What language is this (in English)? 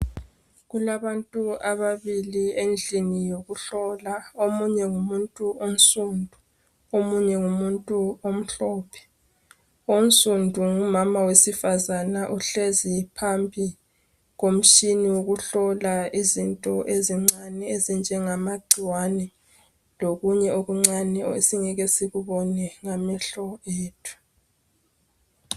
North Ndebele